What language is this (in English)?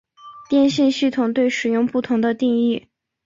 Chinese